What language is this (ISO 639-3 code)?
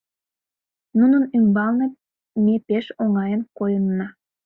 chm